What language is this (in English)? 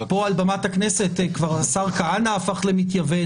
Hebrew